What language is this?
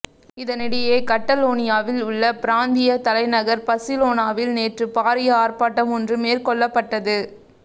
Tamil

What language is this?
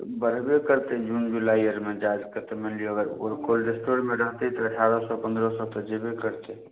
Maithili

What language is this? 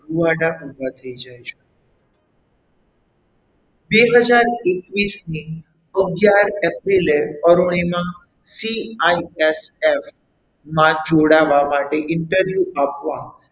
Gujarati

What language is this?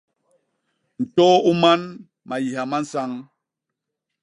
Basaa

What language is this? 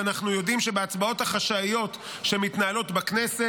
Hebrew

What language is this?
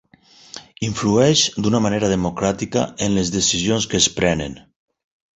Catalan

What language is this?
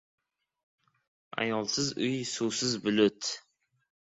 Uzbek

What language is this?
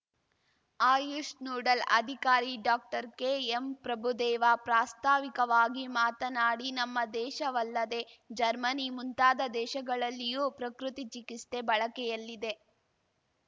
Kannada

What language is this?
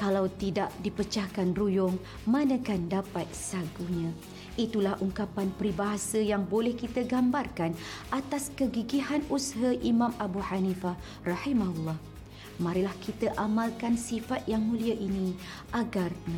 Malay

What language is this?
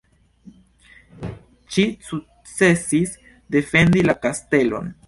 Esperanto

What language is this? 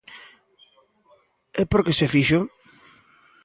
Galician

